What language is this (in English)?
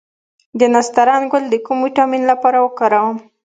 Pashto